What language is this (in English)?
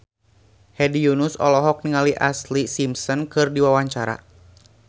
Sundanese